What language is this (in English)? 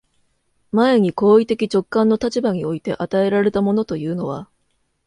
Japanese